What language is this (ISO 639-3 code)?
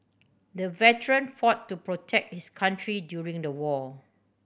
eng